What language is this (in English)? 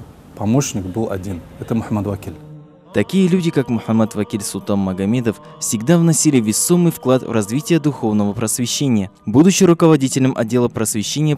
Russian